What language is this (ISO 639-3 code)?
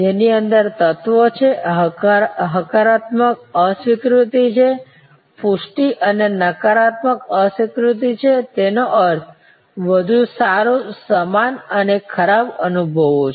guj